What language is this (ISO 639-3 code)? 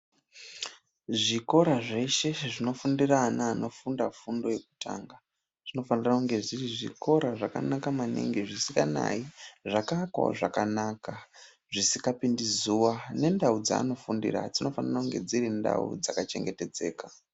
ndc